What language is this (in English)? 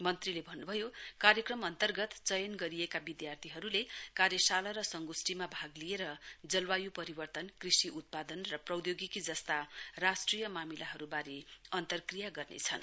Nepali